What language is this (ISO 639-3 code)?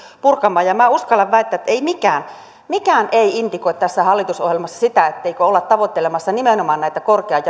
fin